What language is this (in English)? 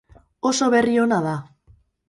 Basque